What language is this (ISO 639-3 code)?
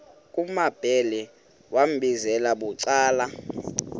xho